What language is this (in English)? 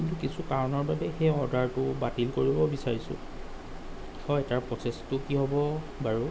Assamese